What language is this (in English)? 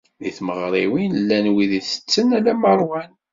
Kabyle